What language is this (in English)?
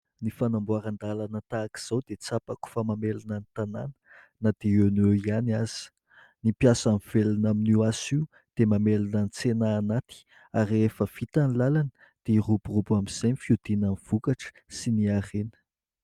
Malagasy